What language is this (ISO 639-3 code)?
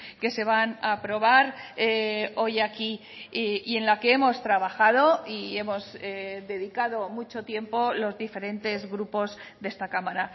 spa